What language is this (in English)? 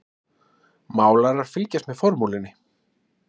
Icelandic